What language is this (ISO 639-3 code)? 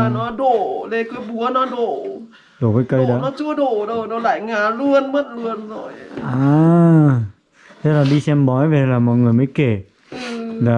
vie